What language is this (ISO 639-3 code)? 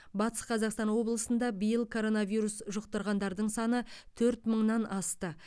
kaz